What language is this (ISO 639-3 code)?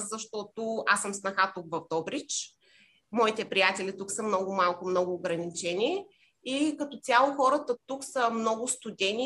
bul